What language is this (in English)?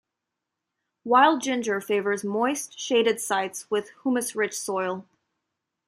English